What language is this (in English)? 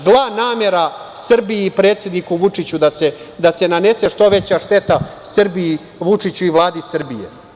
Serbian